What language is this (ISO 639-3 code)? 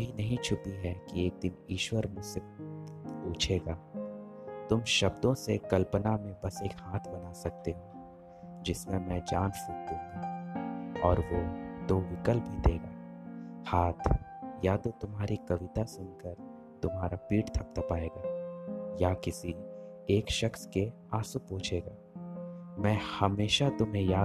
hin